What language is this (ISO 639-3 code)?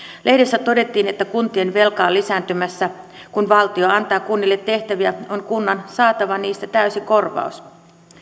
fin